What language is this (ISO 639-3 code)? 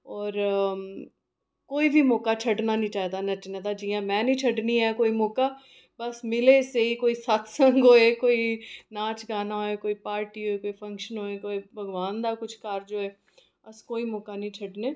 doi